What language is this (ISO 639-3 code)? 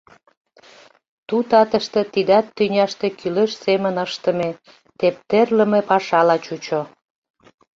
chm